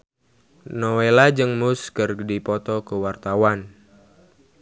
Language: Sundanese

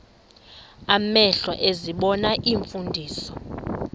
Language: Xhosa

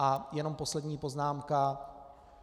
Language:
Czech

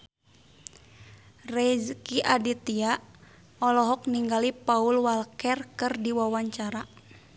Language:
Sundanese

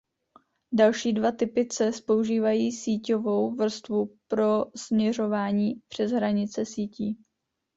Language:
Czech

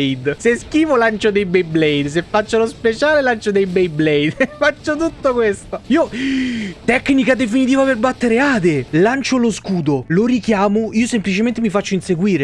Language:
Italian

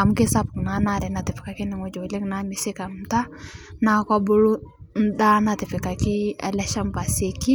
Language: Masai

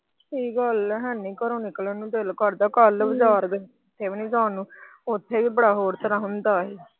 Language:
Punjabi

